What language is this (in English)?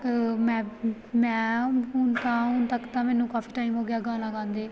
Punjabi